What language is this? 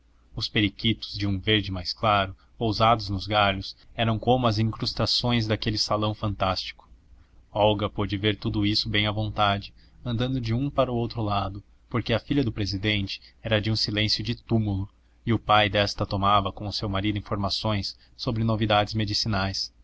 Portuguese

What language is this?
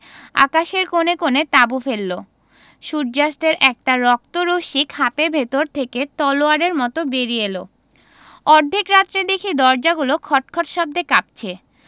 Bangla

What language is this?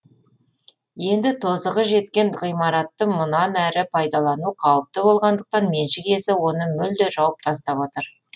Kazakh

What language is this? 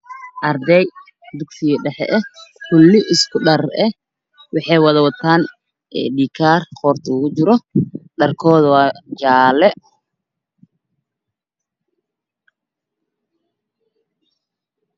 Somali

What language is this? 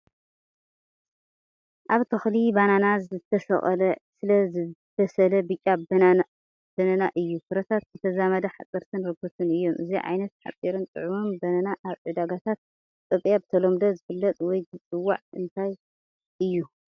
Tigrinya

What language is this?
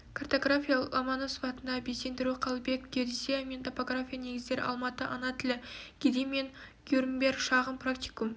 Kazakh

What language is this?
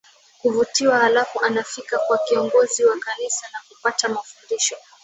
Swahili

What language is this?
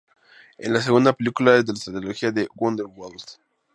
Spanish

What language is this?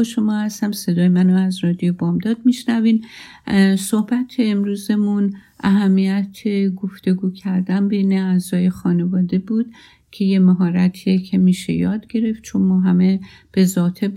Persian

